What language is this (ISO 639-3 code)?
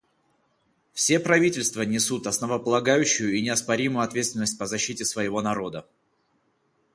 rus